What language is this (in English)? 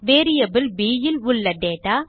Tamil